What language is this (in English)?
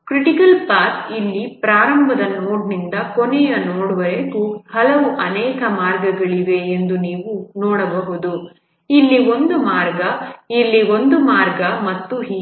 Kannada